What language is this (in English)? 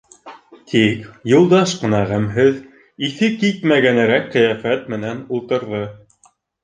Bashkir